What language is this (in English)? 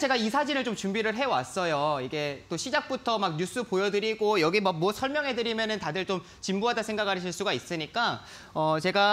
Korean